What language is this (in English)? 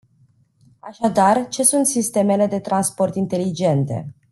Romanian